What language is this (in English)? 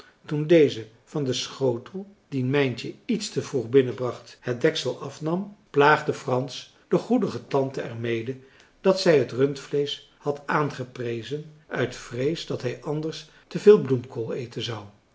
Dutch